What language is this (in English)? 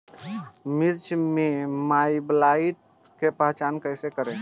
Bhojpuri